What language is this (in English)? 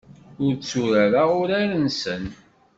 Kabyle